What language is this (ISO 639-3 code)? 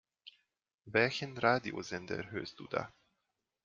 deu